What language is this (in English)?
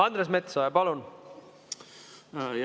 Estonian